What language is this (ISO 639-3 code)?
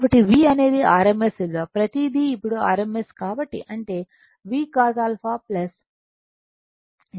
tel